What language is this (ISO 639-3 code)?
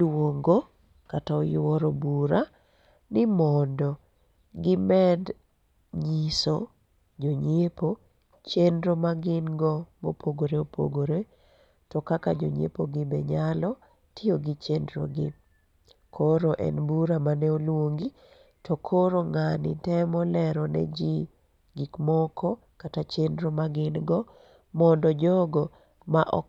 luo